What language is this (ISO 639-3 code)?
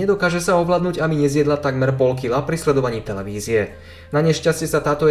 slk